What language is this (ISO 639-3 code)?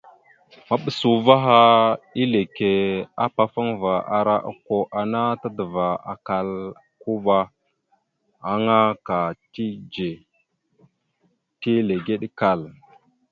mxu